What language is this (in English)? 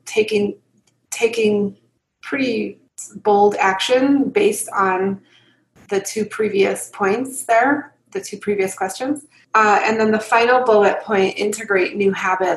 English